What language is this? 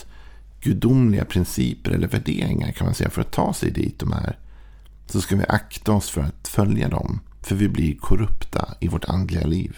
Swedish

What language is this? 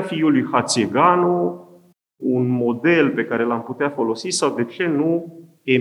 Romanian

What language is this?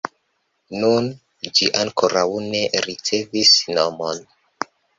Esperanto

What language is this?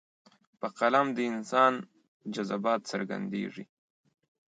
Pashto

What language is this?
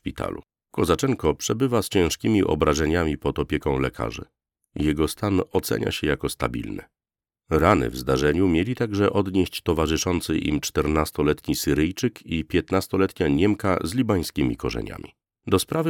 Polish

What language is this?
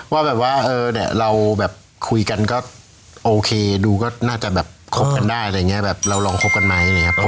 Thai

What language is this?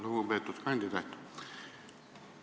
Estonian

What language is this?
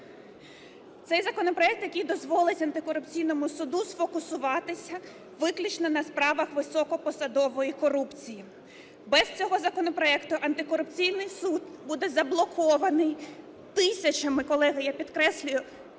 Ukrainian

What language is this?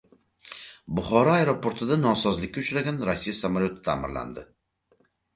Uzbek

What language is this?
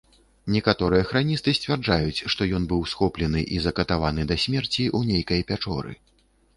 Belarusian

